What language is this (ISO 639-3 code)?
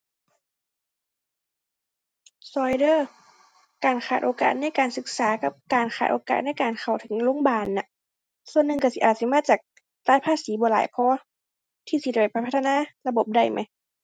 tha